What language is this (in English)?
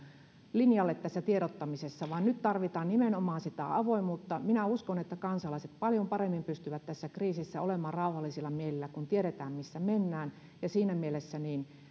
Finnish